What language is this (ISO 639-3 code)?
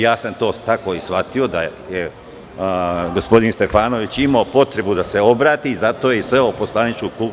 srp